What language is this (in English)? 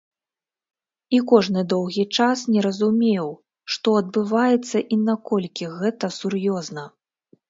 Belarusian